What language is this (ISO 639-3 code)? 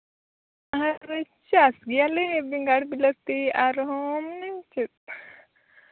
sat